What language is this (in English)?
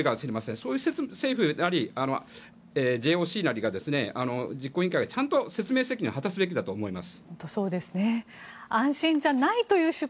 Japanese